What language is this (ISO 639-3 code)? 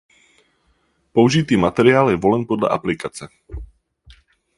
ces